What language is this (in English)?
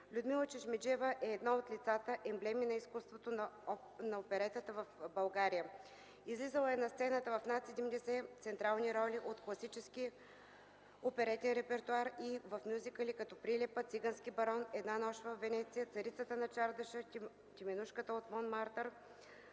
Bulgarian